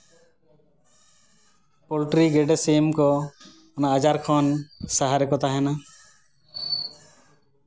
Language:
Santali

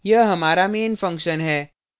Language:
Hindi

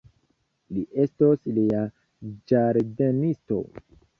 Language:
Esperanto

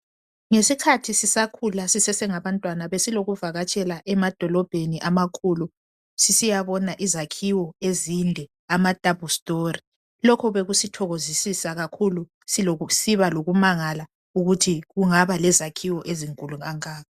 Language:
North Ndebele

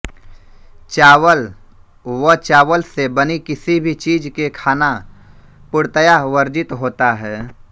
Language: Hindi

